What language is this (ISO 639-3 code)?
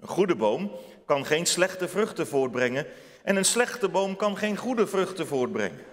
nld